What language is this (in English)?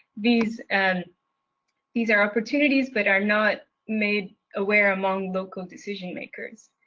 English